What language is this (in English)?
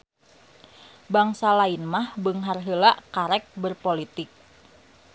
Sundanese